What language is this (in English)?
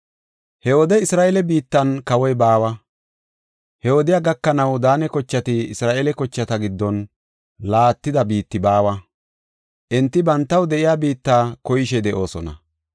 Gofa